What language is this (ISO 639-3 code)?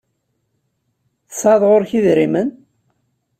kab